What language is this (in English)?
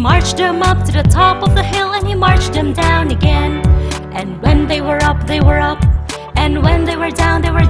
English